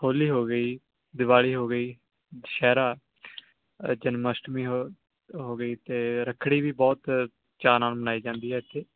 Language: Punjabi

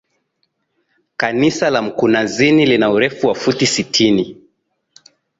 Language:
Swahili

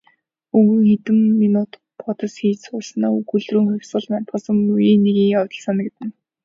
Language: Mongolian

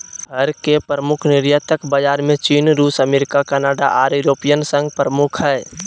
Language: Magahi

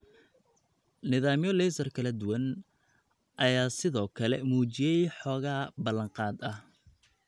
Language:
Somali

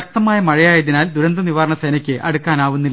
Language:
Malayalam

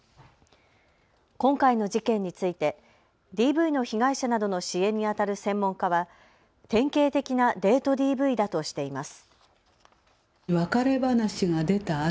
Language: Japanese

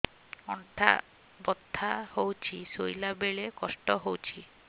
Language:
Odia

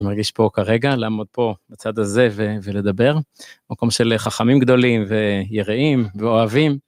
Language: Hebrew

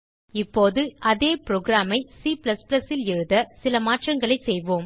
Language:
Tamil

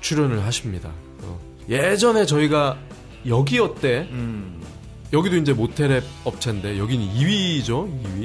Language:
Korean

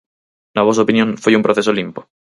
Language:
Galician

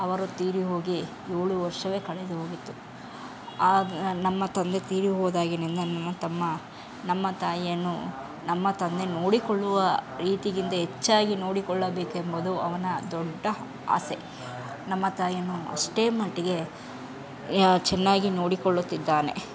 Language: Kannada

